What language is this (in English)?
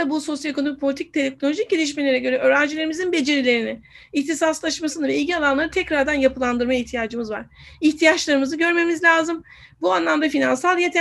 Turkish